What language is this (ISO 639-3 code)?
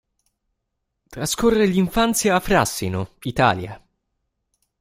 ita